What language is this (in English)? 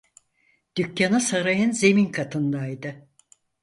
Turkish